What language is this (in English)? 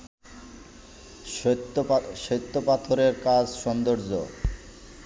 Bangla